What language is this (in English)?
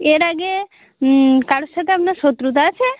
Bangla